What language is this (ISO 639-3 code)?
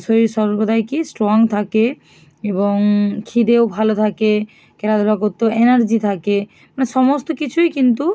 ben